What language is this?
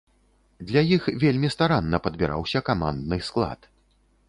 Belarusian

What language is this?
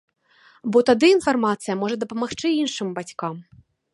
Belarusian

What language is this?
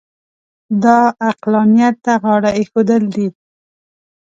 Pashto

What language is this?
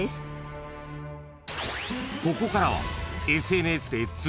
Japanese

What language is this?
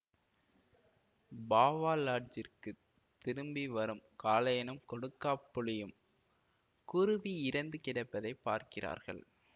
Tamil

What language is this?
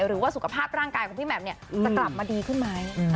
Thai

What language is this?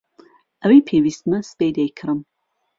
Central Kurdish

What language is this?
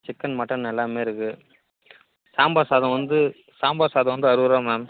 Tamil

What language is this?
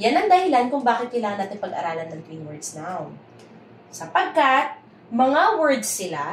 Filipino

